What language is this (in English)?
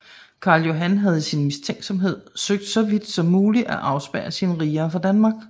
Danish